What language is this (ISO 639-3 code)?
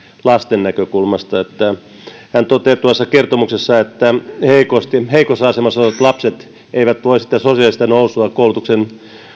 fin